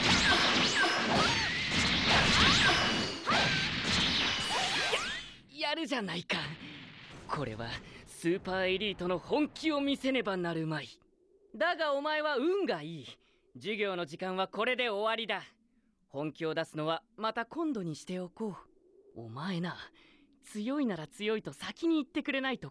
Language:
Japanese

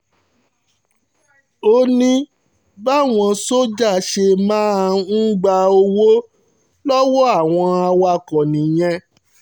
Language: Yoruba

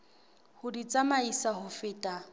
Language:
Southern Sotho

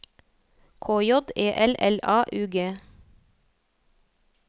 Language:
Norwegian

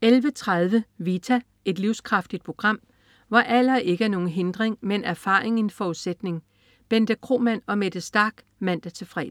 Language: Danish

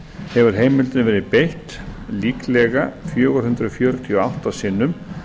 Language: Icelandic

